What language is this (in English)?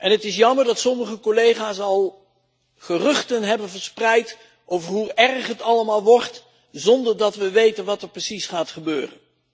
Dutch